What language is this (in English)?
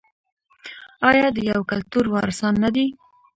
Pashto